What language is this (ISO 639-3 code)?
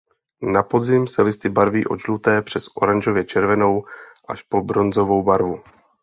ces